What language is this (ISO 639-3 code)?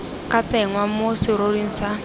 tsn